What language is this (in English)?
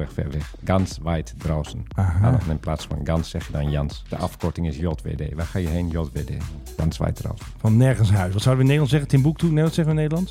Dutch